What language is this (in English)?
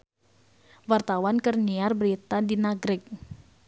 Sundanese